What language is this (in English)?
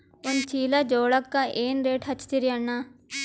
Kannada